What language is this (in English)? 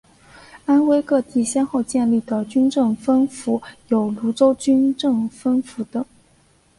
Chinese